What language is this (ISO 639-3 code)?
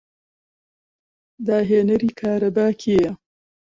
ckb